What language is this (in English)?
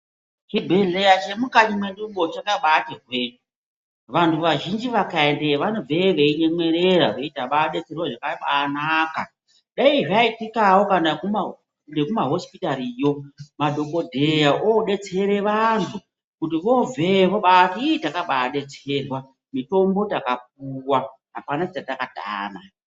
Ndau